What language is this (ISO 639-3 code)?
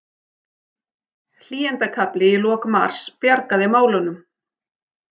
isl